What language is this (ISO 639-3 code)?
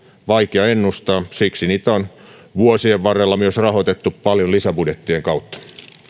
fin